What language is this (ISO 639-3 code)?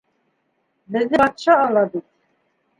bak